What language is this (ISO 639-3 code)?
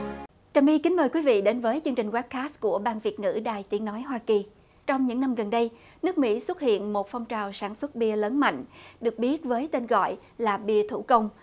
vie